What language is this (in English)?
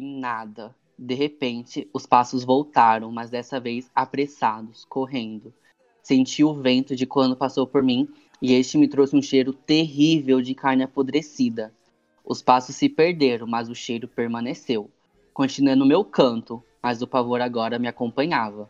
Portuguese